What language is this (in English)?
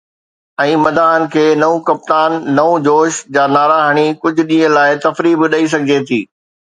Sindhi